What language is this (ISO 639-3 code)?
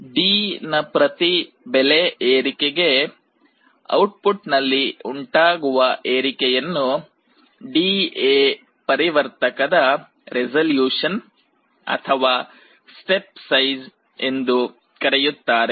kan